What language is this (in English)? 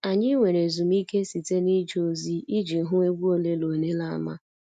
Igbo